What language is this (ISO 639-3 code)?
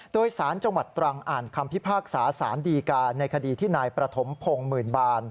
tha